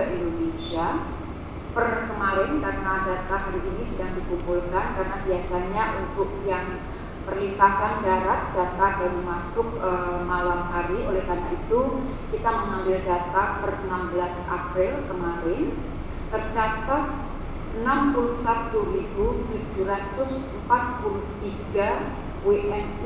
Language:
Indonesian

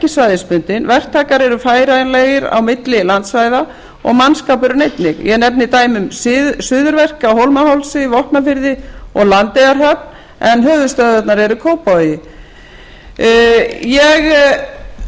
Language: Icelandic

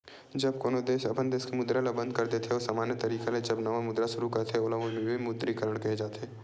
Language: Chhattisgarhi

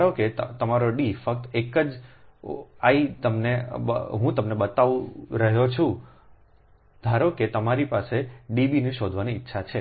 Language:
Gujarati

